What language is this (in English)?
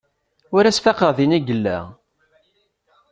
Kabyle